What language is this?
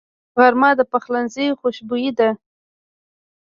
Pashto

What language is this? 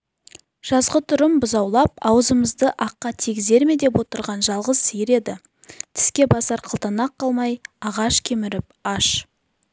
Kazakh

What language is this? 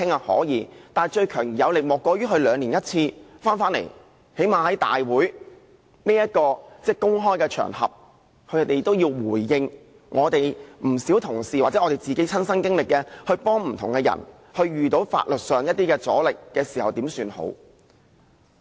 Cantonese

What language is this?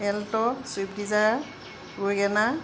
Assamese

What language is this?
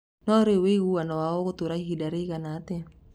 Kikuyu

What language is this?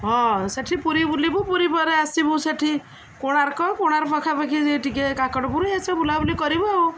Odia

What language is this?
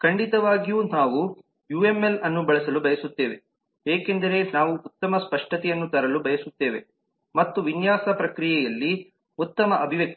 Kannada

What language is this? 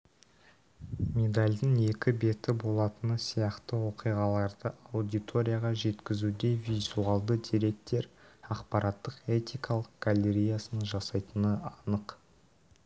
Kazakh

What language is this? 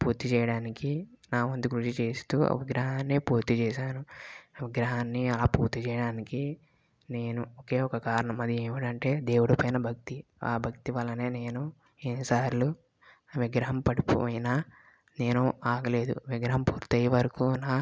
Telugu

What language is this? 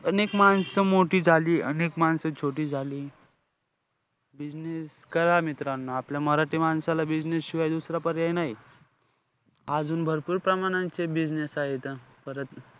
Marathi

